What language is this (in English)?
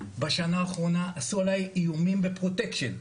Hebrew